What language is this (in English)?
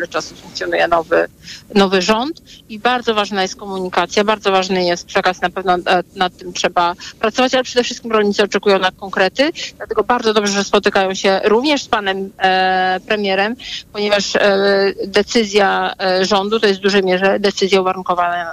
Polish